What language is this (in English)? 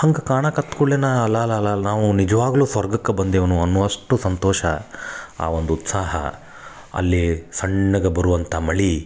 Kannada